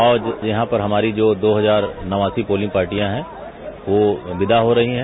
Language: Hindi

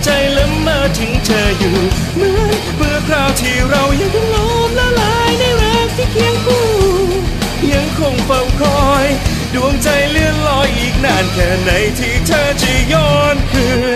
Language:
Thai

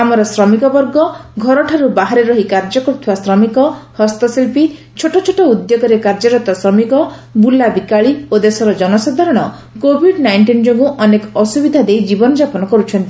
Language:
Odia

